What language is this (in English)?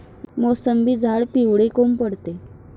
Marathi